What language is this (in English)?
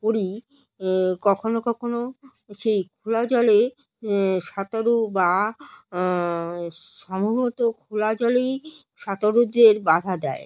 Bangla